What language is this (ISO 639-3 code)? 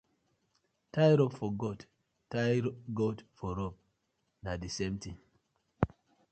pcm